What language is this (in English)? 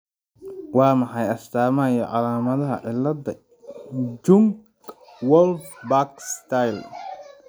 Somali